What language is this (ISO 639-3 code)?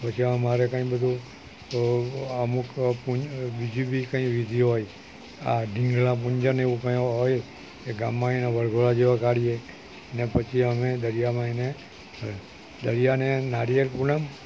guj